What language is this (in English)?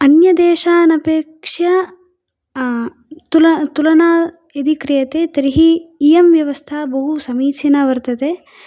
Sanskrit